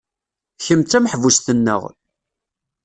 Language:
Kabyle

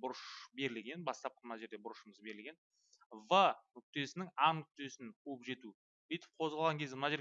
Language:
Turkish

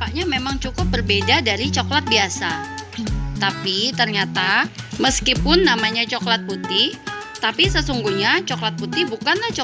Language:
Indonesian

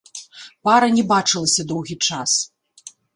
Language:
Belarusian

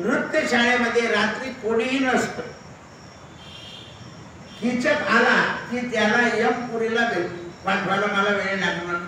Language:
Indonesian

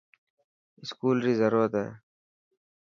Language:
Dhatki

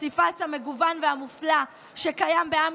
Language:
Hebrew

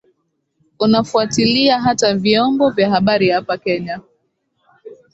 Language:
Swahili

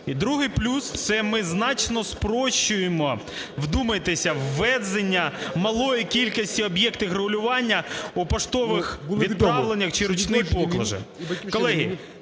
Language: Ukrainian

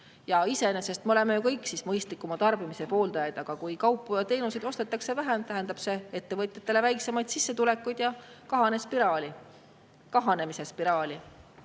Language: Estonian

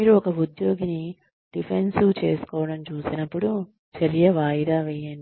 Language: Telugu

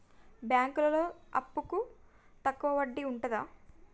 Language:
Telugu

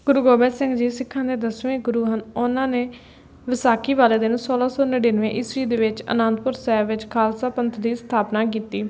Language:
Punjabi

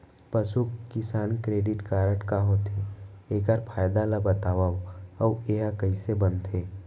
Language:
Chhattisgarhi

